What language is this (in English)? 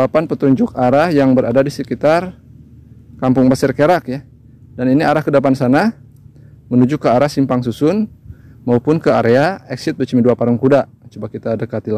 Indonesian